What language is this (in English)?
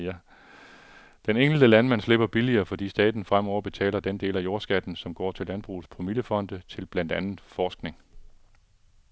Danish